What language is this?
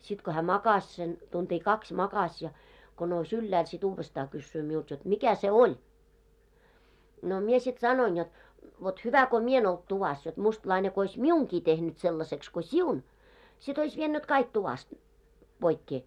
Finnish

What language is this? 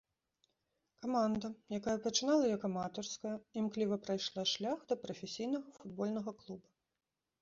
Belarusian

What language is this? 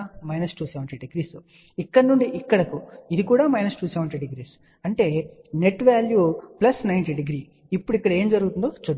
Telugu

